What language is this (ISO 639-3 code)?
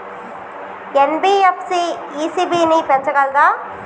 tel